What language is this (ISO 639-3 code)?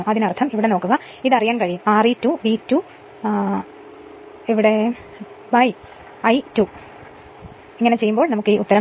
mal